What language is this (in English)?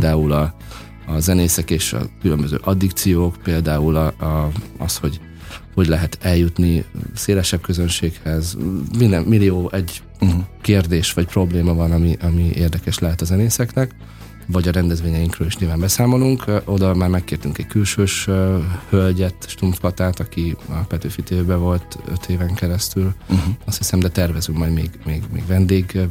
Hungarian